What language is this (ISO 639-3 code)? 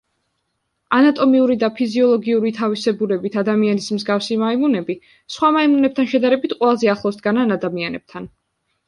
kat